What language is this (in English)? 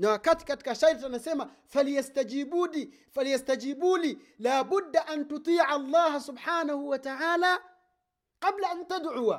Swahili